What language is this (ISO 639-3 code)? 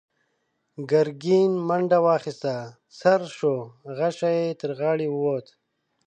pus